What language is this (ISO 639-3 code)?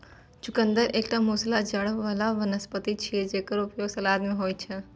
mai